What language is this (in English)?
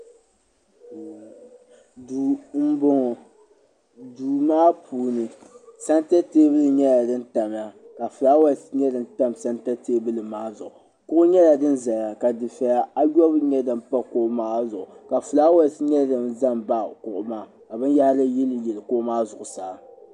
Dagbani